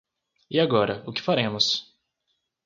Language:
Portuguese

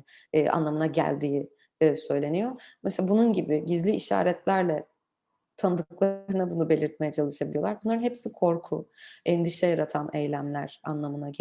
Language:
Turkish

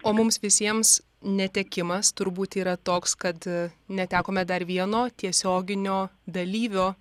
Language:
Lithuanian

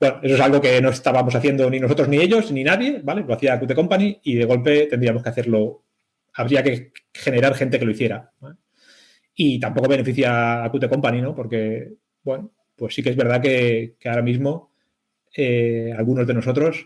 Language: Spanish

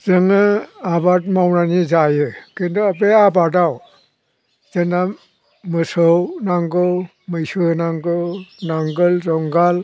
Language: Bodo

